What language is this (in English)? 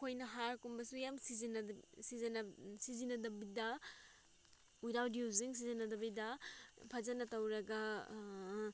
Manipuri